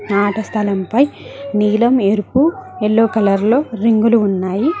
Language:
Telugu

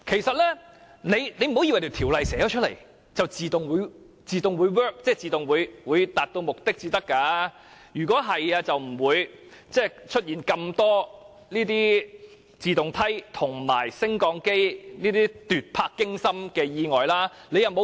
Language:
Cantonese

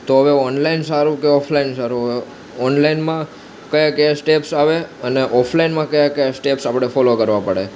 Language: Gujarati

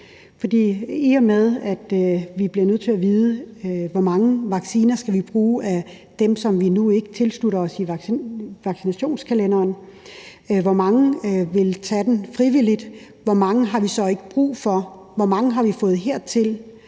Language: Danish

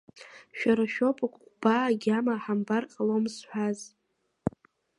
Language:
Abkhazian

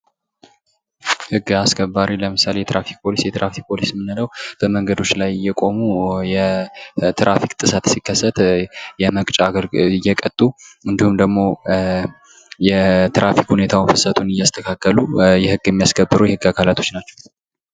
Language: Amharic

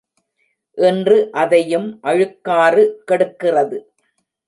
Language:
Tamil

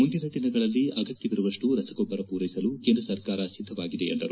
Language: Kannada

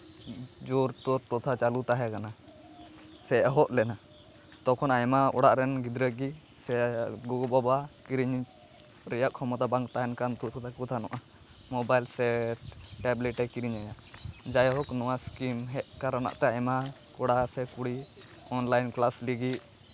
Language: Santali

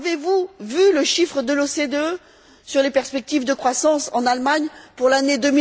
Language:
French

